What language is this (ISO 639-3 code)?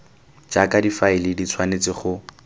tsn